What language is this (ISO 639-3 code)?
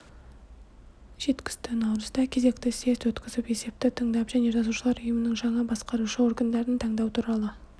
kaz